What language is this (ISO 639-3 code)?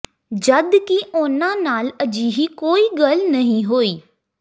pan